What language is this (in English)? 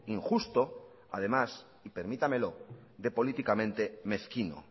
Spanish